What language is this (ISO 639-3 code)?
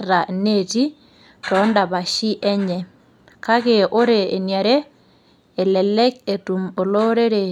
mas